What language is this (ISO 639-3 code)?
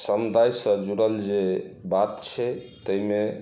mai